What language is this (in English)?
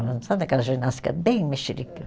Portuguese